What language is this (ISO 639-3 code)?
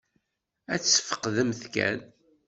kab